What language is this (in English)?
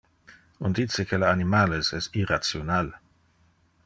Interlingua